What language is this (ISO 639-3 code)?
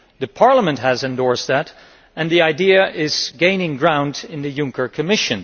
eng